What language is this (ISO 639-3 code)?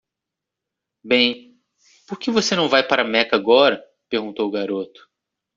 por